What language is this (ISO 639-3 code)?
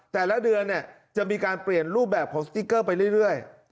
tha